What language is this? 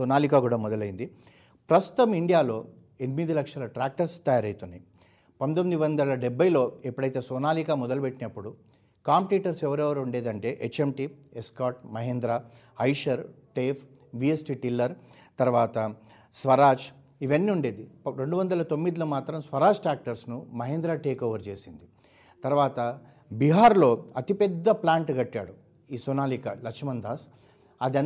Telugu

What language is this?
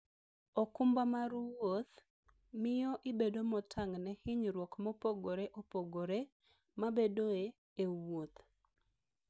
Luo (Kenya and Tanzania)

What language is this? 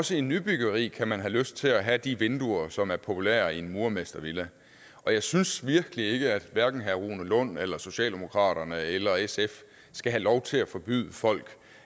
Danish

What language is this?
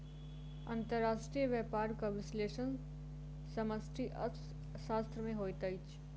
Maithili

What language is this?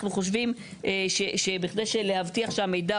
Hebrew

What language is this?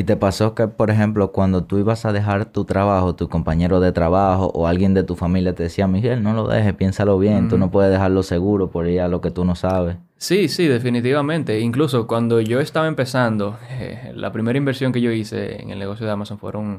Spanish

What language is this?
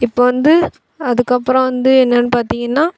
Tamil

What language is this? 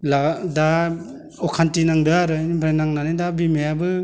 Bodo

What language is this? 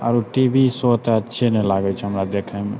Maithili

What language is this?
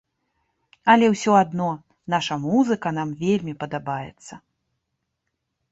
Belarusian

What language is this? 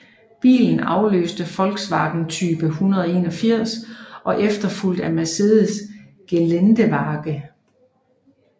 Danish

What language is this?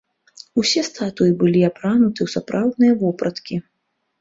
Belarusian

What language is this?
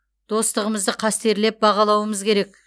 Kazakh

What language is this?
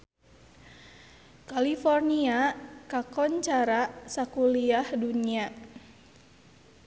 Sundanese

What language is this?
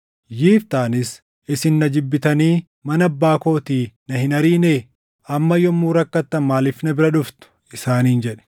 Oromo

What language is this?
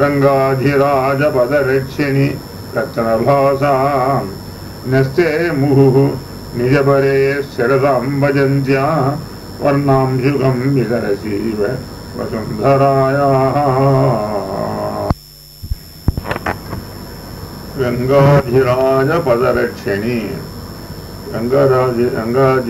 Arabic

